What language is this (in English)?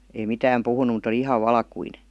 Finnish